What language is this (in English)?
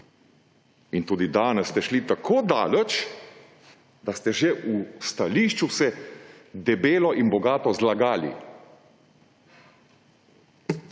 Slovenian